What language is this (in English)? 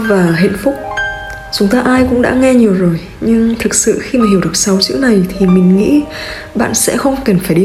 Vietnamese